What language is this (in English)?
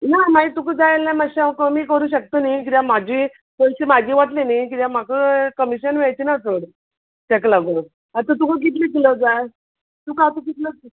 Konkani